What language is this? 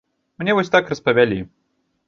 Belarusian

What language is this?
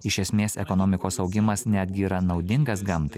Lithuanian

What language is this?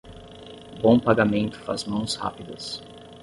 Portuguese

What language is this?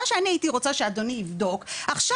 Hebrew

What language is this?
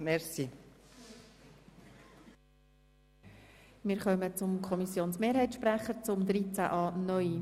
Swiss German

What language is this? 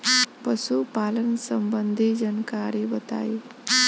Bhojpuri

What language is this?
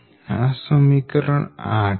Gujarati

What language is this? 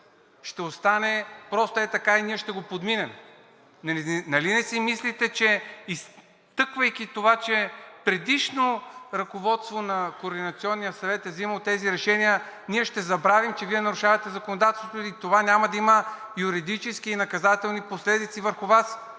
Bulgarian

